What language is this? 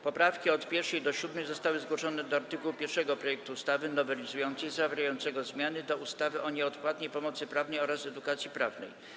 Polish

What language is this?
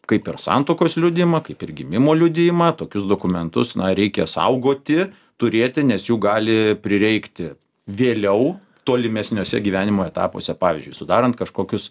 Lithuanian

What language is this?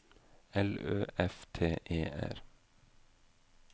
Norwegian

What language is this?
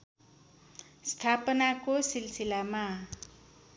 Nepali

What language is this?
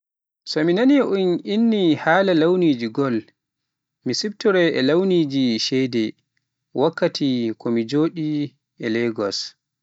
Pular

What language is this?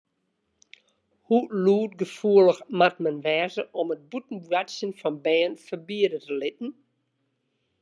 Western Frisian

